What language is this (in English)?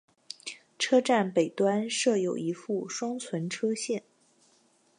Chinese